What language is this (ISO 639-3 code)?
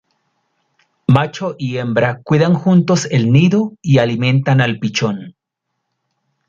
spa